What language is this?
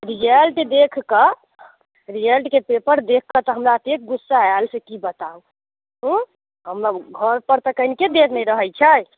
Maithili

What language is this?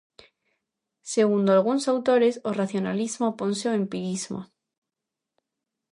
Galician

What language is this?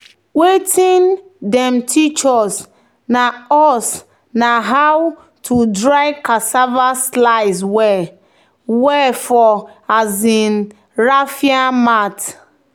Nigerian Pidgin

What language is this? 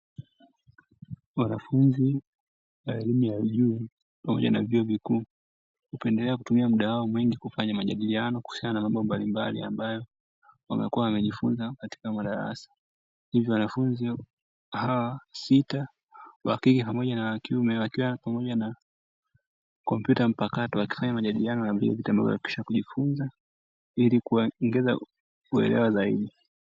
Swahili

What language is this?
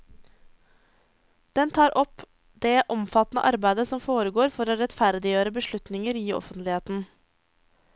Norwegian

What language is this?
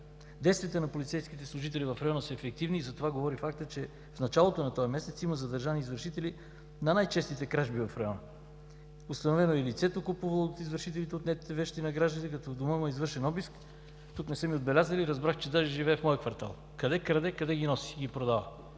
Bulgarian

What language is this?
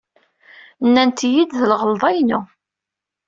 Kabyle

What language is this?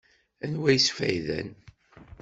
Kabyle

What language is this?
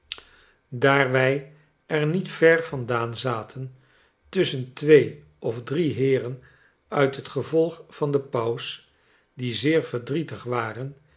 Dutch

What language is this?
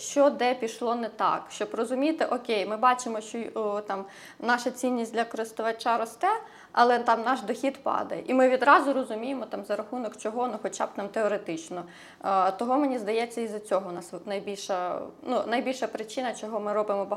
Ukrainian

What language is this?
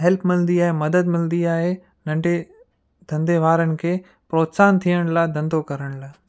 Sindhi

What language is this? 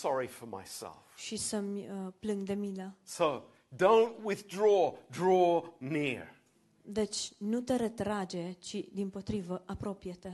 Romanian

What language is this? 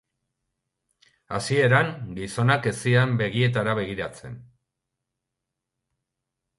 Basque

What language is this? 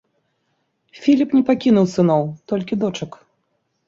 Belarusian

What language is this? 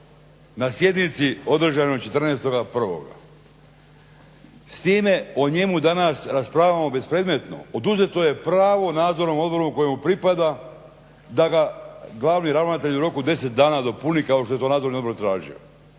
Croatian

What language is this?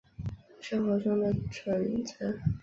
Chinese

